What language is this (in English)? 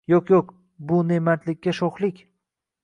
Uzbek